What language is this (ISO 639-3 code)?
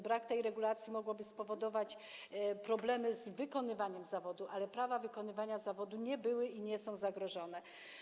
pol